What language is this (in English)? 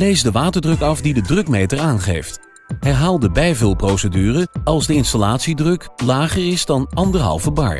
Dutch